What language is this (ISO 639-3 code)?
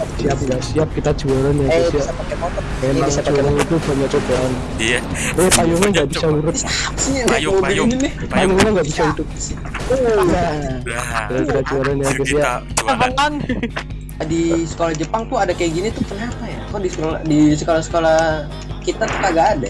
ind